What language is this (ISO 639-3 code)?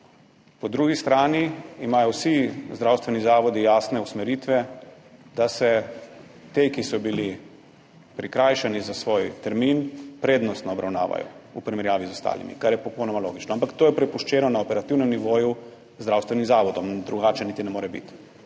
slv